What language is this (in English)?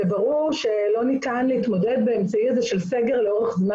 Hebrew